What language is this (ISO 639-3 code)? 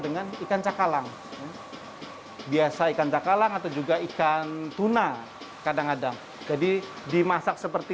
ind